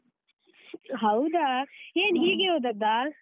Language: Kannada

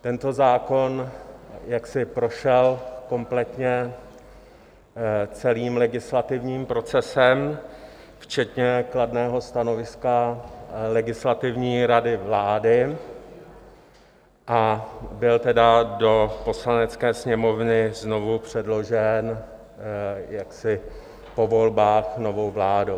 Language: Czech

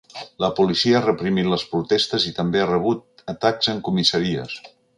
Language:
Catalan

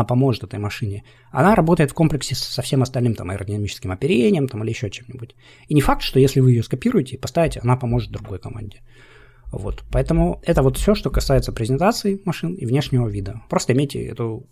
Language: Russian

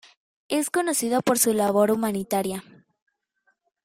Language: Spanish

